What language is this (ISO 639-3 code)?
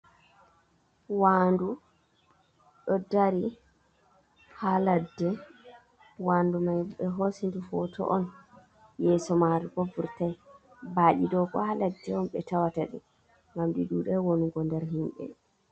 ful